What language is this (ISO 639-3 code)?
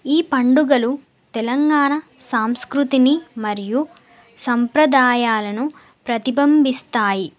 tel